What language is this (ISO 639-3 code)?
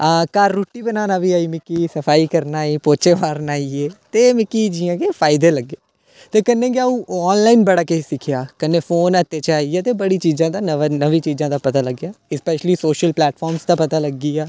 doi